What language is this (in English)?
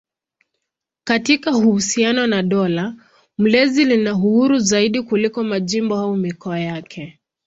Swahili